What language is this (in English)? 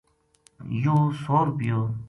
Gujari